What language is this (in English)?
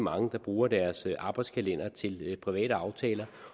Danish